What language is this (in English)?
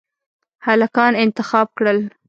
Pashto